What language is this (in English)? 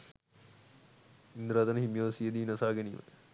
Sinhala